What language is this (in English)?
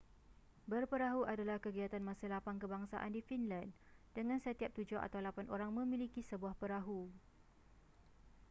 Malay